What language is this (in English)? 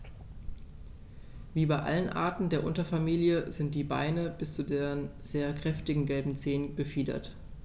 German